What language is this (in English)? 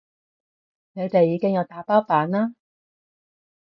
Cantonese